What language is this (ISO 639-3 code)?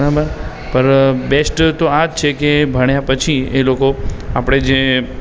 guj